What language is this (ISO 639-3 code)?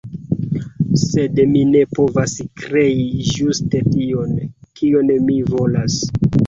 epo